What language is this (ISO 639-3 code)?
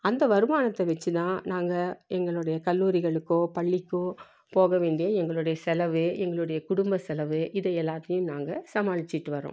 tam